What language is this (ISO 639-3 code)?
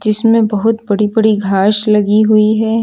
hin